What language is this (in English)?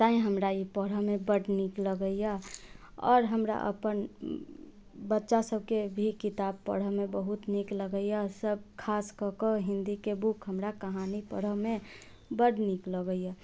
Maithili